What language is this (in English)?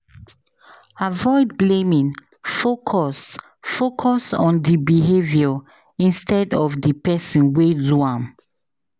Nigerian Pidgin